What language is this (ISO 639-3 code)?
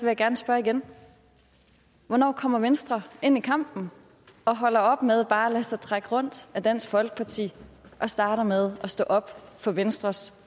dan